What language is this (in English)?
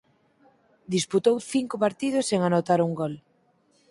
Galician